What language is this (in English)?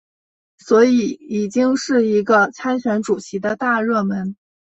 Chinese